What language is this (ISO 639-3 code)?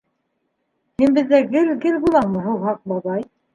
bak